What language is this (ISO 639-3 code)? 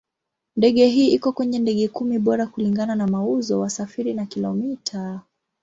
swa